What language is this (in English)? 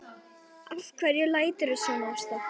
Icelandic